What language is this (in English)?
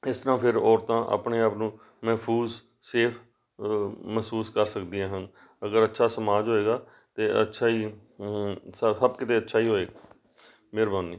Punjabi